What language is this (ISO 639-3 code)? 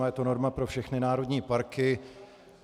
ces